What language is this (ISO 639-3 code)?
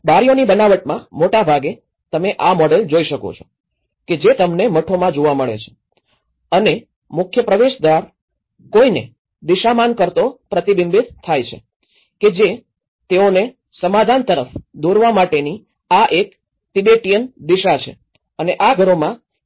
guj